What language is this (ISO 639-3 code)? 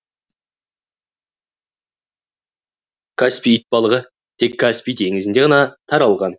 kaz